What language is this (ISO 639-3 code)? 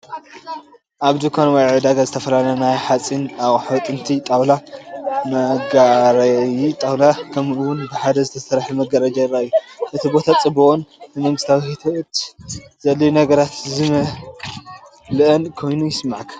tir